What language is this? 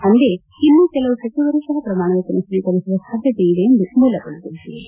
Kannada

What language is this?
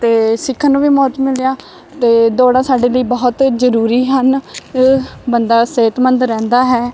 Punjabi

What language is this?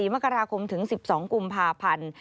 Thai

